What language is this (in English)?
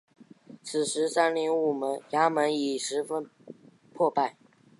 Chinese